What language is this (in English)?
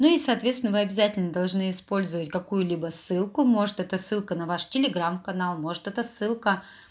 Russian